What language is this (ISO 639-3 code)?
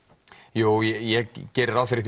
isl